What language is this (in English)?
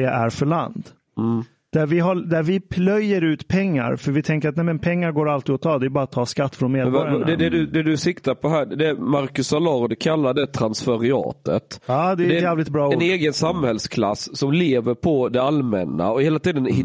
Swedish